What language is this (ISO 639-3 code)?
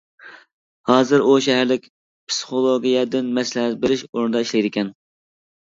uig